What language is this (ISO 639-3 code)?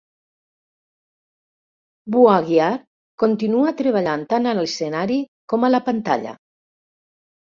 cat